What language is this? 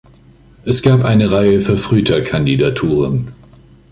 German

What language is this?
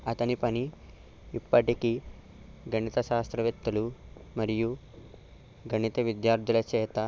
Telugu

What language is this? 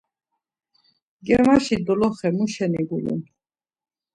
Laz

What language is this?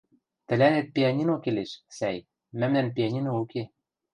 Western Mari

